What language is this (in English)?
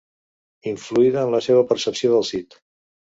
Catalan